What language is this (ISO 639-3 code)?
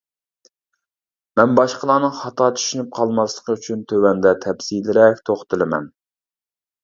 uig